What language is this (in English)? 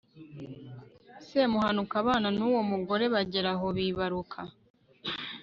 Kinyarwanda